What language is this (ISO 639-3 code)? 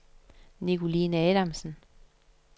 dan